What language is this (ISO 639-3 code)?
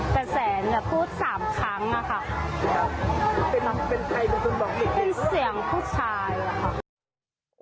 tha